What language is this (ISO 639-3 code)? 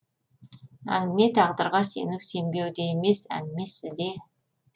kaz